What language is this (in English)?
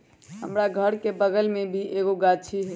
Magahi